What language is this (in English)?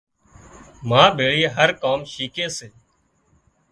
Wadiyara Koli